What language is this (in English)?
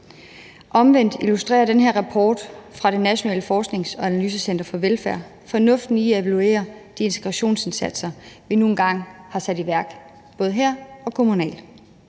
Danish